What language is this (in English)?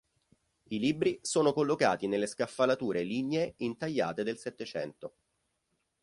Italian